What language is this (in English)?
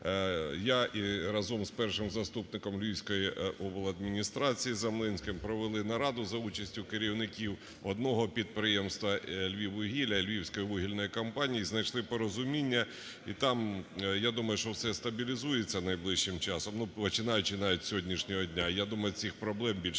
Ukrainian